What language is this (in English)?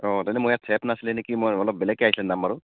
Assamese